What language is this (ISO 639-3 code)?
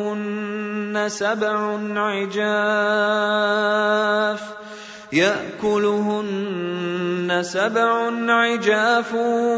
ara